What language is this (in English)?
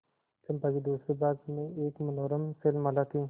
Hindi